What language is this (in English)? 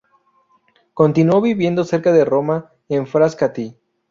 Spanish